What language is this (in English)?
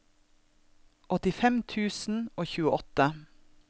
Norwegian